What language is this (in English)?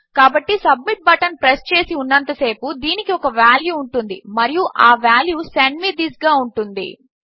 Telugu